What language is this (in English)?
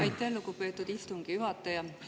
Estonian